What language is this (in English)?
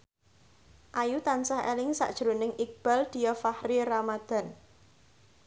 Javanese